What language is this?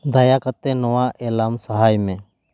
Santali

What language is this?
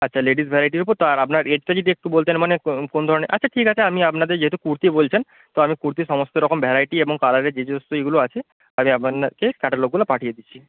Bangla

